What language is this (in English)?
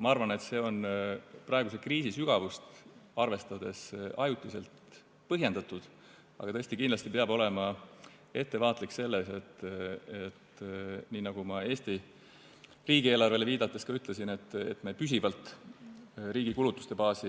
Estonian